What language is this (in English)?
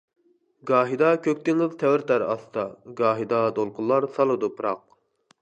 Uyghur